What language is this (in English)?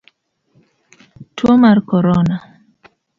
Luo (Kenya and Tanzania)